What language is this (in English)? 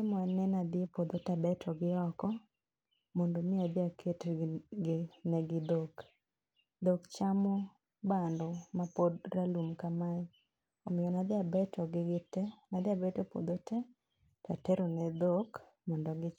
Luo (Kenya and Tanzania)